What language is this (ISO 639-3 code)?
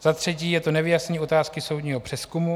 ces